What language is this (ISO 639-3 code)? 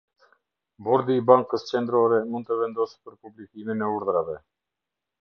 sqi